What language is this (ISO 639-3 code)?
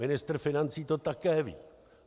ces